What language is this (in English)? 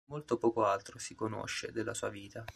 Italian